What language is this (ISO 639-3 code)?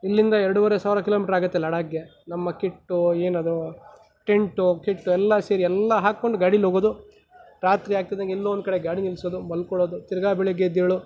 kan